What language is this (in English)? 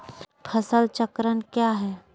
Magahi